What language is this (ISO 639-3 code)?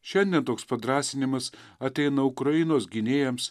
lit